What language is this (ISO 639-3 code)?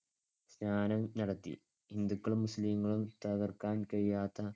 mal